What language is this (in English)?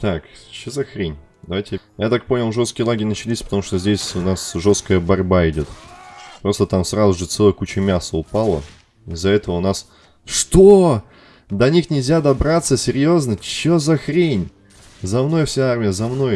Russian